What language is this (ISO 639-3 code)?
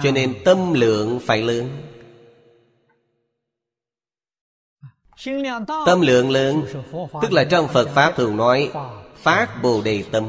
vie